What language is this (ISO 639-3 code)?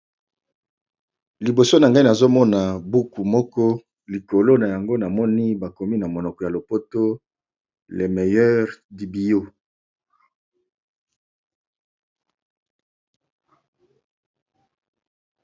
lin